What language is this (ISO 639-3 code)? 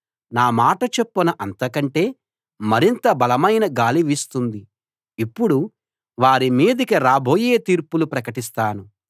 tel